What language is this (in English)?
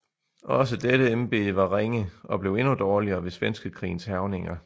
Danish